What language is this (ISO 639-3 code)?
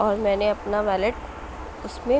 urd